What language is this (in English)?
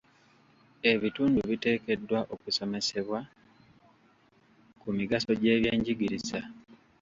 Ganda